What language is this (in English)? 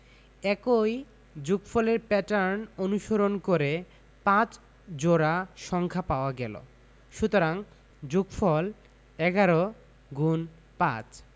Bangla